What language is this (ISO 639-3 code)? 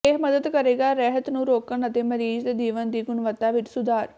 pan